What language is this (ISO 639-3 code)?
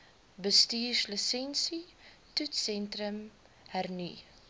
afr